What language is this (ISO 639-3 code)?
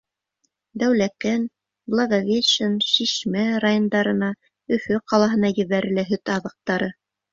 bak